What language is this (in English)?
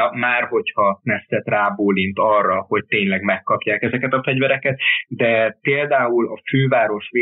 Hungarian